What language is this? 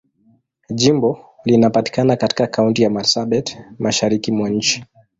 Swahili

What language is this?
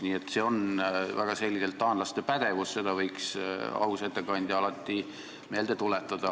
Estonian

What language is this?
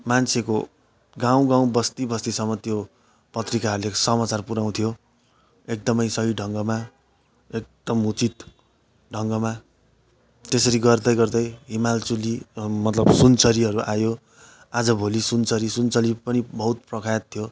Nepali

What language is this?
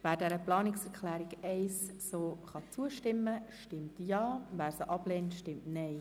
Swiss German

